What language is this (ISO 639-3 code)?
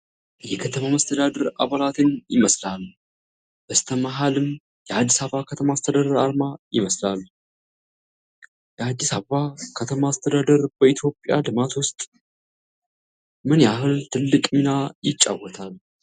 amh